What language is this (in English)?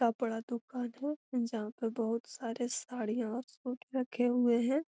Magahi